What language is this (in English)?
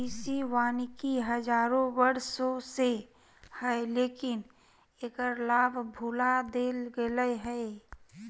Magahi